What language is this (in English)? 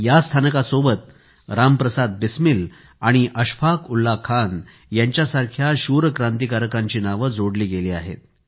Marathi